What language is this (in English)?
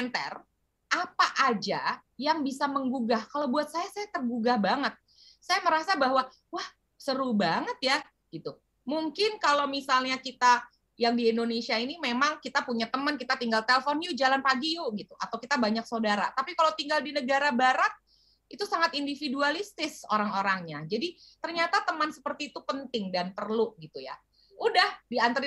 Indonesian